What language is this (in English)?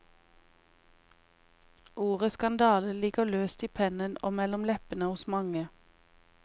Norwegian